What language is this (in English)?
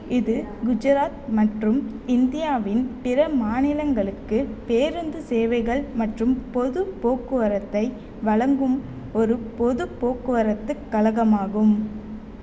Tamil